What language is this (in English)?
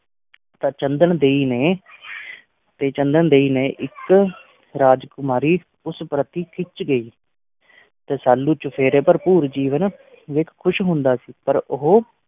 Punjabi